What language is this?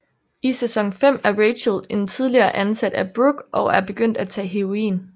Danish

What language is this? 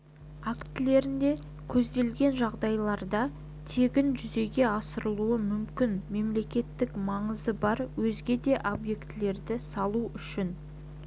Kazakh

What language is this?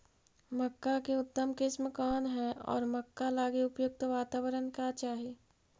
Magahi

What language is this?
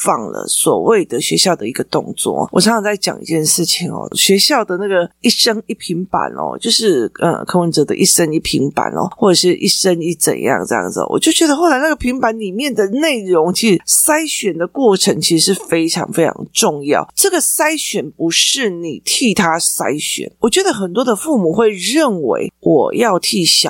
Chinese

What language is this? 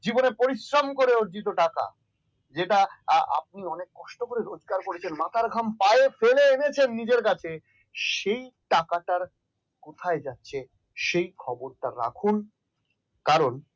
Bangla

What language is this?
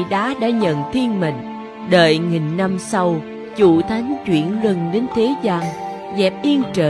Vietnamese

